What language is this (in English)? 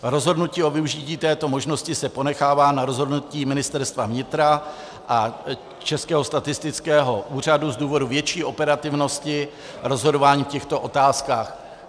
Czech